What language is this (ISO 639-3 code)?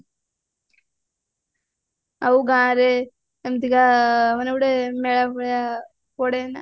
ori